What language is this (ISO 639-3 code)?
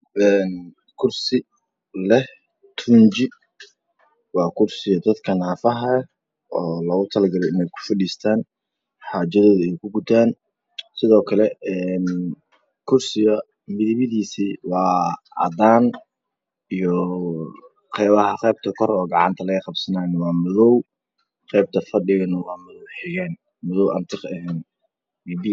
som